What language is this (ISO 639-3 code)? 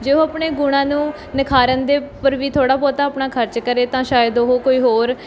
pan